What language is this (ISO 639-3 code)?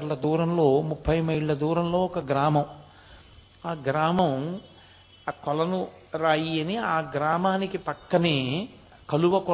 tel